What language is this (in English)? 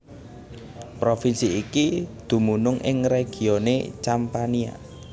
Javanese